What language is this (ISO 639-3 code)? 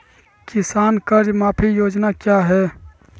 mag